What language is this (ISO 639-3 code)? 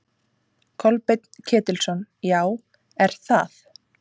isl